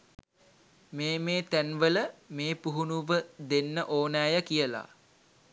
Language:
Sinhala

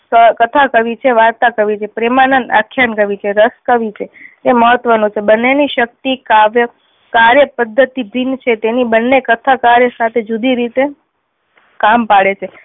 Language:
Gujarati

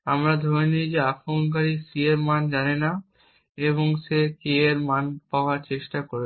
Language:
Bangla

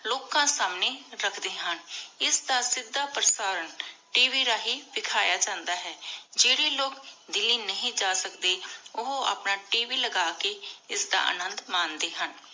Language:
Punjabi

